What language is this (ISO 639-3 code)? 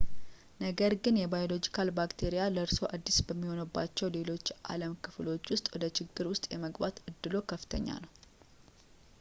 amh